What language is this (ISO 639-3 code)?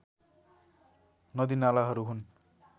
nep